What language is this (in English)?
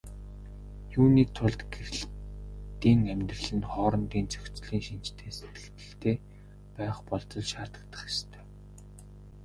Mongolian